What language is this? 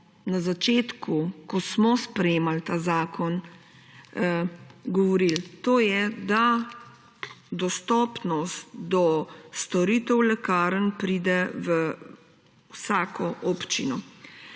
Slovenian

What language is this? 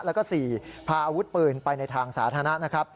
Thai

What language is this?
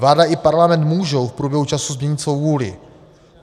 Czech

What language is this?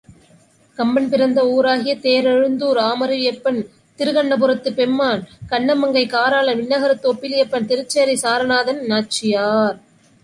Tamil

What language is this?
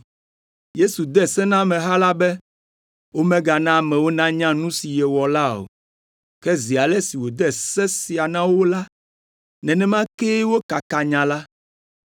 Ewe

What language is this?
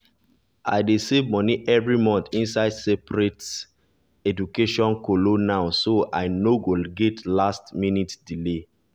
Nigerian Pidgin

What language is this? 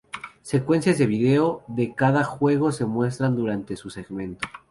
Spanish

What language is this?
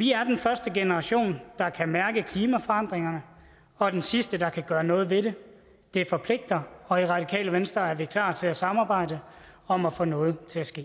Danish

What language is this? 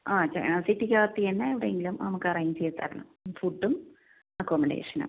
Malayalam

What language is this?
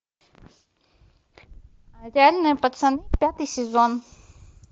Russian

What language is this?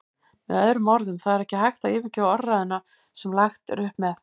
Icelandic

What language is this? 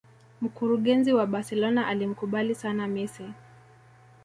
Swahili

